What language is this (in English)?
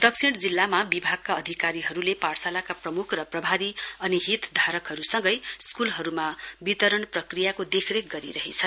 Nepali